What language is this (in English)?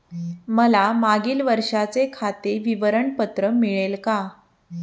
Marathi